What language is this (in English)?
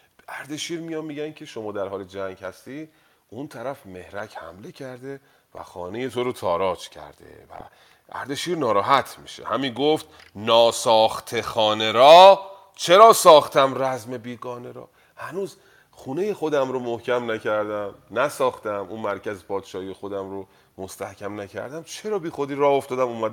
Persian